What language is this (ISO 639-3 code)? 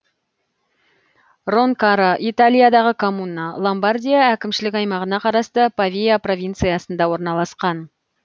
kaz